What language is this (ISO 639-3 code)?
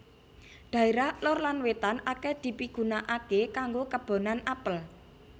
jav